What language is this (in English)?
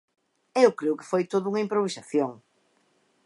Galician